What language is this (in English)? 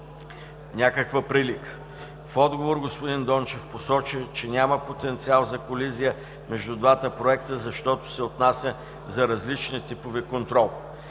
Bulgarian